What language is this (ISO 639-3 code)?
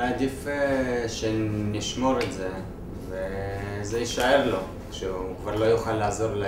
heb